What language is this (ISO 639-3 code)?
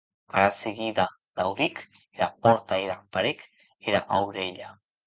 oci